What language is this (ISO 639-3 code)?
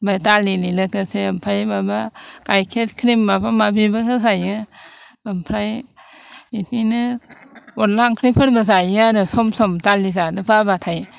brx